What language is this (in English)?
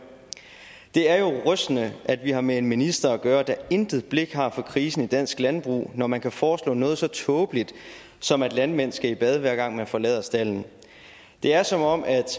Danish